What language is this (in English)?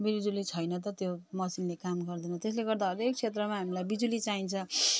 Nepali